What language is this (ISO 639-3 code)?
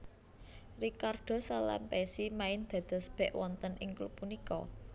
jav